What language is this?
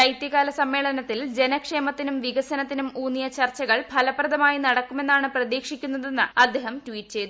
Malayalam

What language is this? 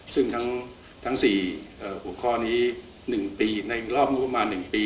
Thai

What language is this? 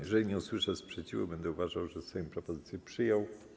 Polish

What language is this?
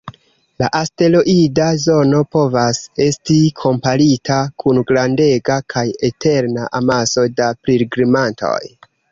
Esperanto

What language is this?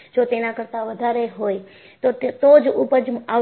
Gujarati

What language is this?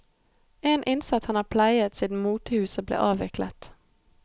Norwegian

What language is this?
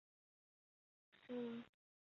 Chinese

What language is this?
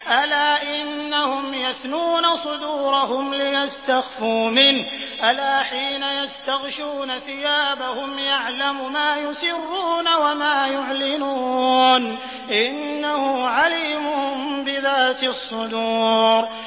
Arabic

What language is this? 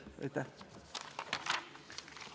Estonian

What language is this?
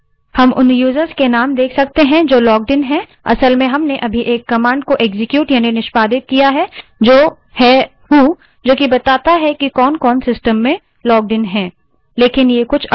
Hindi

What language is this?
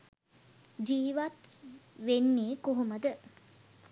Sinhala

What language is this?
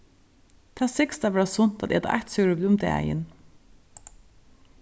Faroese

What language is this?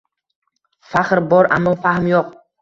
Uzbek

